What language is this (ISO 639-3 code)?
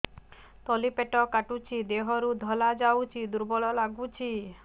ori